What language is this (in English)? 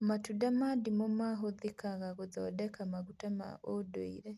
Kikuyu